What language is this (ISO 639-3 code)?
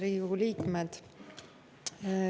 est